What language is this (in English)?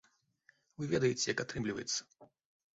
Belarusian